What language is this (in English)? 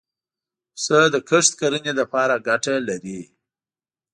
Pashto